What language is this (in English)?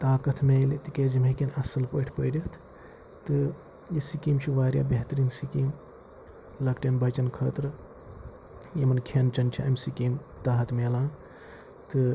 Kashmiri